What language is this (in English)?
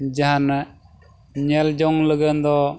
Santali